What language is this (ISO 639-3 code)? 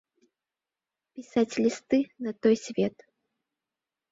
bel